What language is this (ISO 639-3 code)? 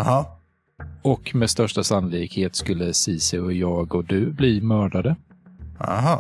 swe